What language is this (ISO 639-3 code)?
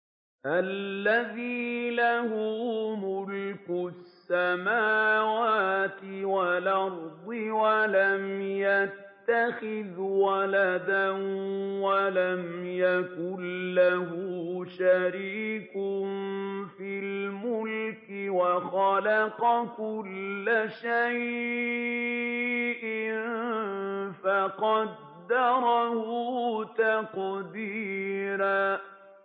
ara